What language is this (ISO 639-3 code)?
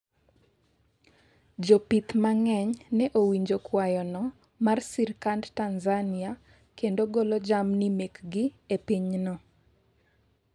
luo